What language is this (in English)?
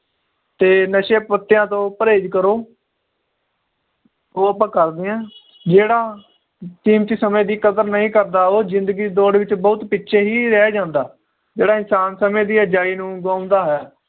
Punjabi